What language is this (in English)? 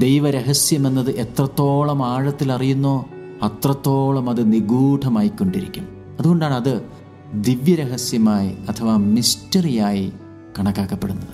Malayalam